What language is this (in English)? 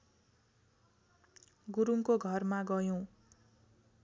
Nepali